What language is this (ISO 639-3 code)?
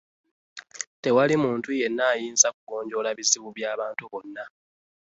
lug